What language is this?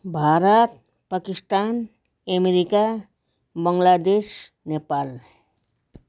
Nepali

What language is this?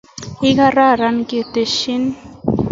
Kalenjin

